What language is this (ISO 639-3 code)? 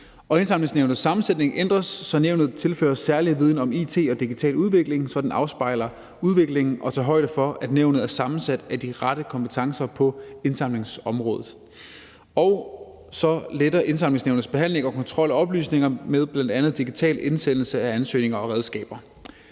dan